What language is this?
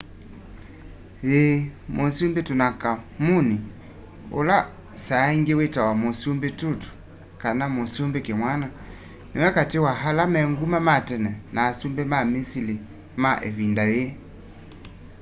Kamba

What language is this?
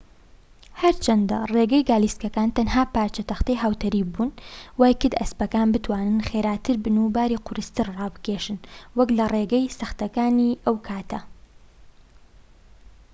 Central Kurdish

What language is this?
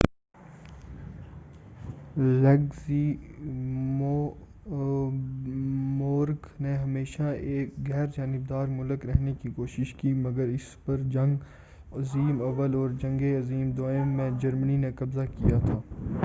Urdu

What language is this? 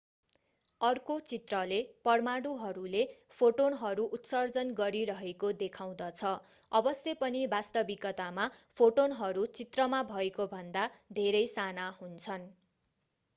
Nepali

